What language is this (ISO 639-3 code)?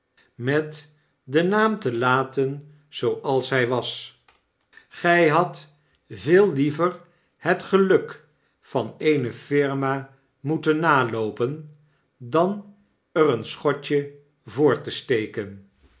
nld